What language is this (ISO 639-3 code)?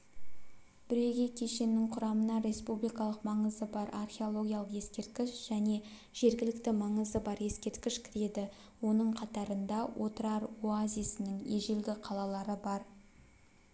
kaz